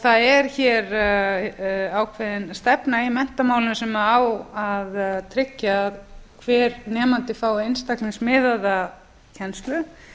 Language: Icelandic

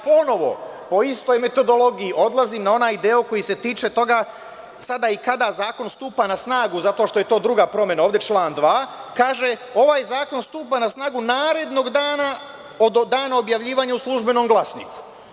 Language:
Serbian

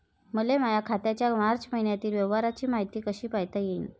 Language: Marathi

